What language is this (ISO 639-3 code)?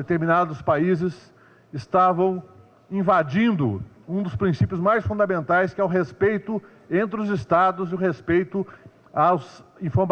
por